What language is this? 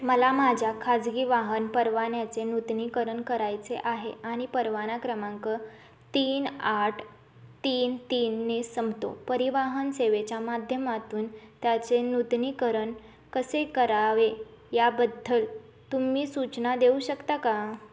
Marathi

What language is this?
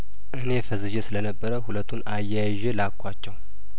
Amharic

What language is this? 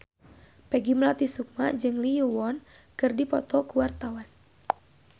Sundanese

